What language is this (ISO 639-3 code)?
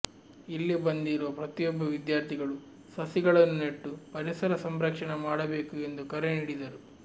kan